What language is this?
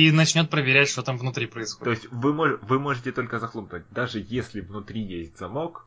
Russian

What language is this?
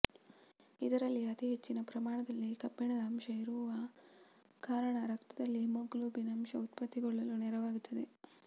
Kannada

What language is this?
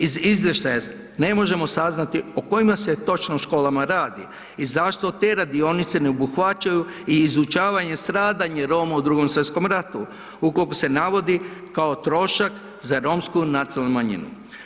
Croatian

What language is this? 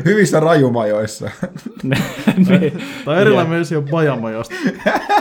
Finnish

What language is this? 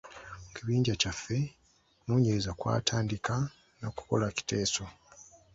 Ganda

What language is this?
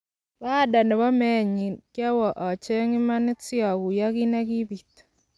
Kalenjin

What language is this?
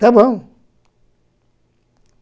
Portuguese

